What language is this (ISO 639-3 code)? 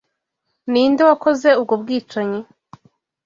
kin